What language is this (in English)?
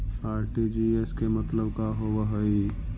Magahi